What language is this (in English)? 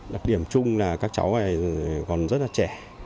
Vietnamese